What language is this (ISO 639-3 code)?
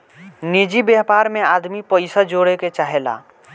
bho